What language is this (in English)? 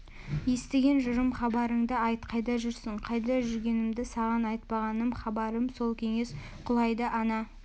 Kazakh